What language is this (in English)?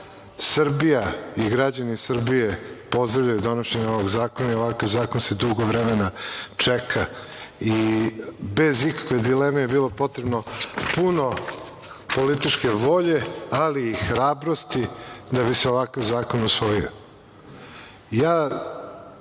Serbian